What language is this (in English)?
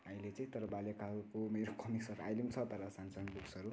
Nepali